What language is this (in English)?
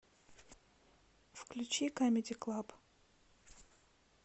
Russian